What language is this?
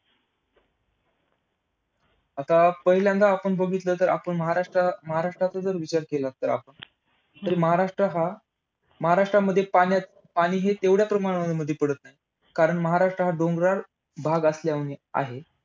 Marathi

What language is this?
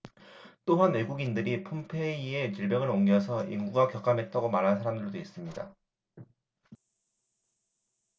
Korean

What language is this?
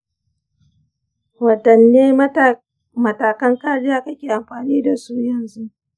Hausa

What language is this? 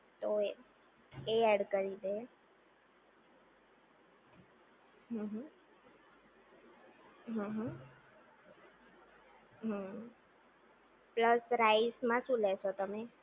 Gujarati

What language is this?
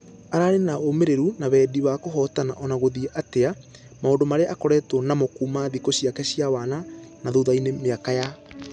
Kikuyu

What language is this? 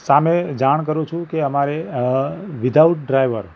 Gujarati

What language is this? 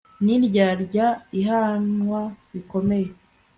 Kinyarwanda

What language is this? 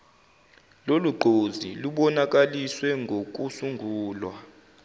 Zulu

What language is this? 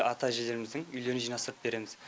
Kazakh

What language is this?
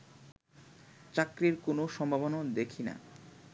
Bangla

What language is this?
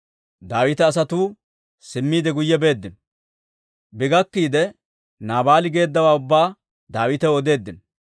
Dawro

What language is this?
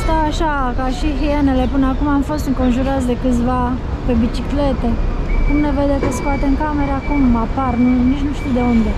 Romanian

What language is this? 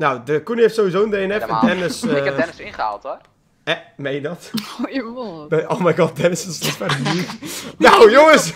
Dutch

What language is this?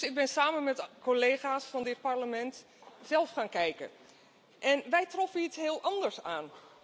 Dutch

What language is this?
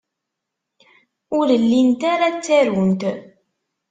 Kabyle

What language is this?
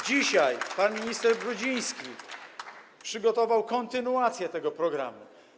Polish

